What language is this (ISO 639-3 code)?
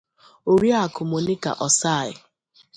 ibo